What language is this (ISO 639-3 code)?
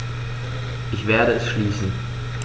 deu